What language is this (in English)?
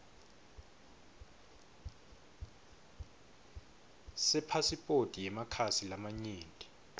Swati